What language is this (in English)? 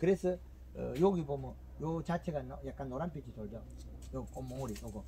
Korean